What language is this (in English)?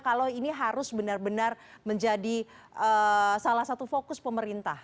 Indonesian